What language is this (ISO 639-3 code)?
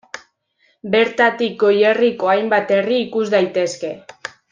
eus